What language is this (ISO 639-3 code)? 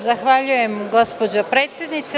srp